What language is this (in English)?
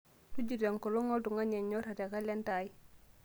Masai